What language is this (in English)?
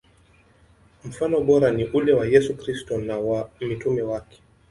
Swahili